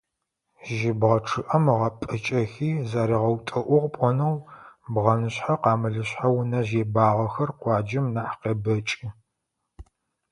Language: Adyghe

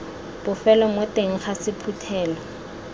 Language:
Tswana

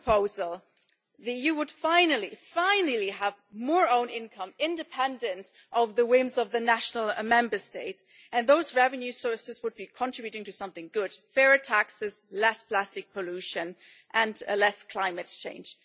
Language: English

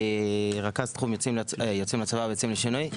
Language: Hebrew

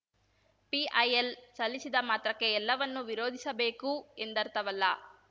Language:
Kannada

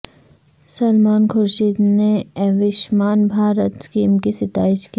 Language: Urdu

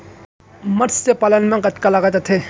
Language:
Chhattisgarhi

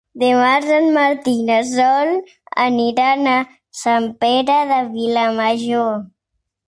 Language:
Catalan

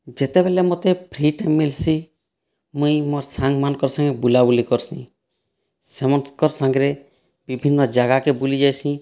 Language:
Odia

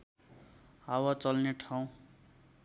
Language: Nepali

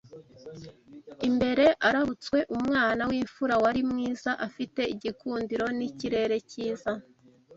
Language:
Kinyarwanda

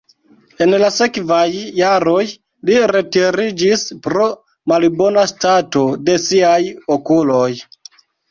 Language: Esperanto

